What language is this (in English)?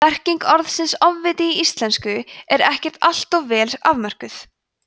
Icelandic